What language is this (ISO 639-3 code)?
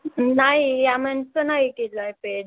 mar